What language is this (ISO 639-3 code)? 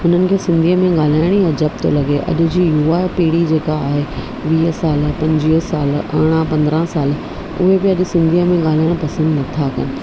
snd